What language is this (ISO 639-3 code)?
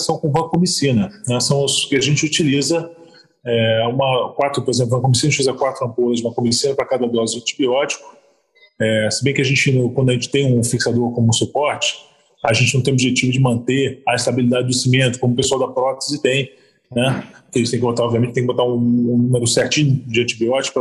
por